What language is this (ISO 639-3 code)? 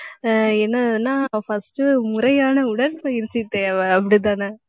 tam